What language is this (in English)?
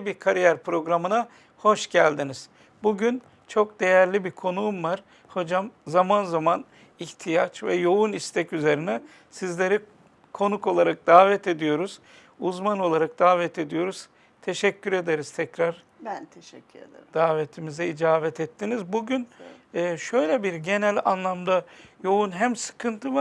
Turkish